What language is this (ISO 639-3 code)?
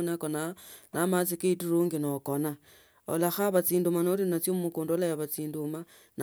lto